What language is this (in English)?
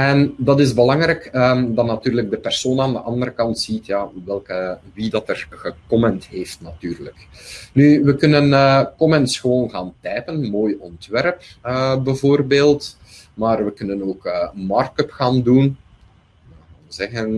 Dutch